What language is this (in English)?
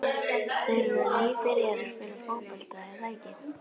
Icelandic